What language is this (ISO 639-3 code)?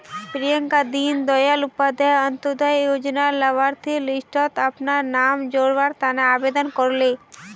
mag